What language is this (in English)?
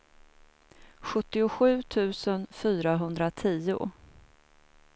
Swedish